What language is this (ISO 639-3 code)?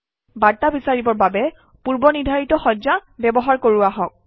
asm